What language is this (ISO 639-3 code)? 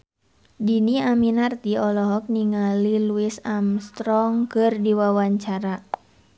sun